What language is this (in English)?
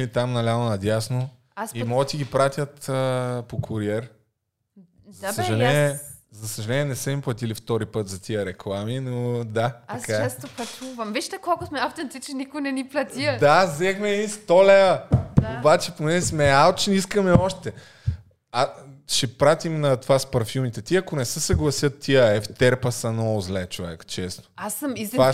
Bulgarian